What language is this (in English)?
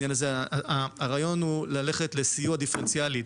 Hebrew